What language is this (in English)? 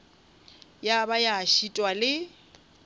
Northern Sotho